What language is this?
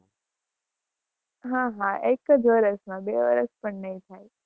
Gujarati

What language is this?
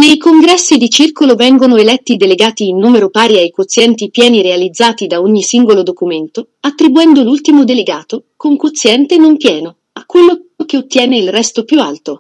Italian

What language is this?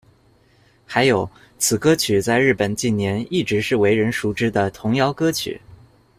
Chinese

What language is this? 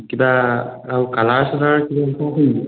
Assamese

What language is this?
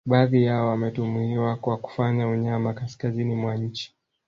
Swahili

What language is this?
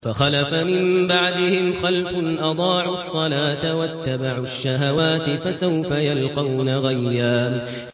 Arabic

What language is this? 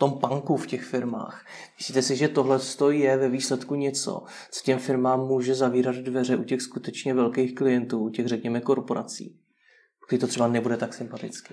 Czech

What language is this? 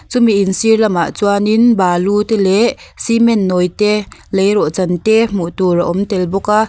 Mizo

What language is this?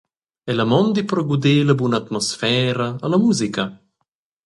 Romansh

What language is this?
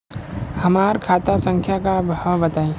Bhojpuri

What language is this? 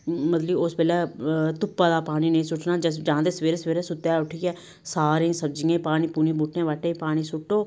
Dogri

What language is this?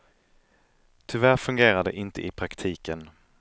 Swedish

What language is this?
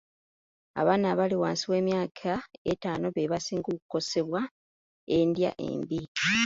Ganda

